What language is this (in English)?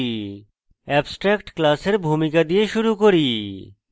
Bangla